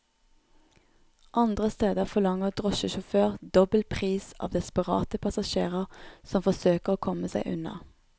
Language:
Norwegian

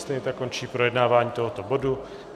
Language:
Czech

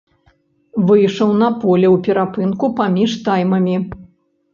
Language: Belarusian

